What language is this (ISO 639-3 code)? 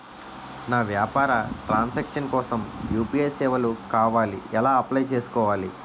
tel